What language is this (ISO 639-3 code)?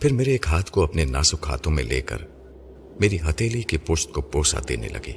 urd